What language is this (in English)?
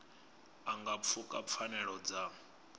Venda